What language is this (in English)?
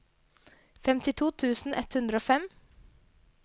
Norwegian